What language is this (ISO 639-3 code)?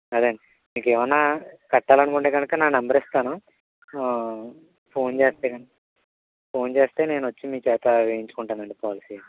tel